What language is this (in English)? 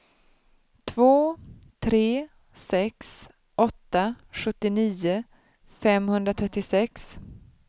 Swedish